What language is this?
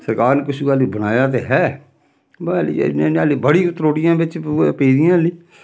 Dogri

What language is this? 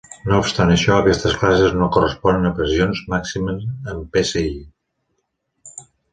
Catalan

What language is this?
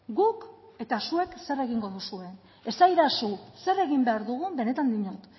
Basque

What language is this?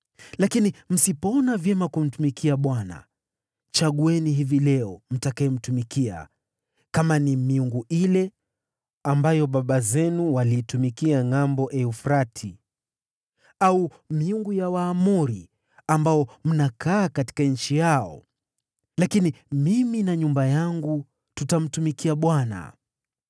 Swahili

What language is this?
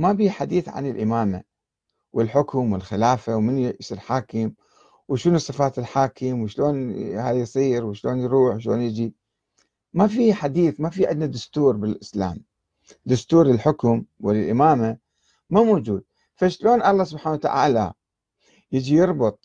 Arabic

